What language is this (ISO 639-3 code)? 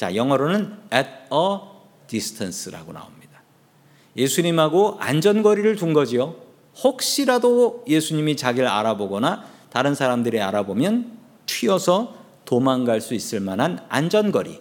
kor